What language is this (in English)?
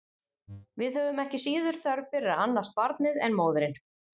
Icelandic